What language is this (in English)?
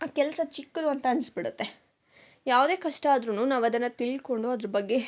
Kannada